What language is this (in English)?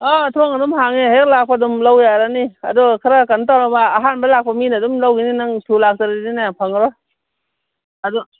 Manipuri